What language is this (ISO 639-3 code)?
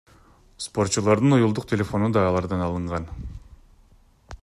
kir